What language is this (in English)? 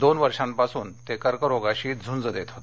Marathi